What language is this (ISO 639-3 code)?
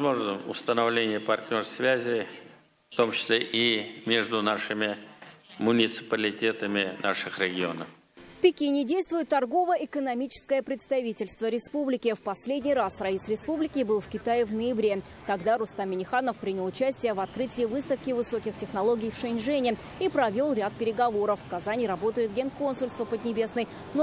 rus